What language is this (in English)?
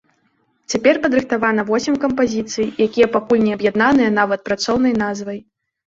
Belarusian